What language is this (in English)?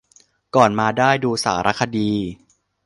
Thai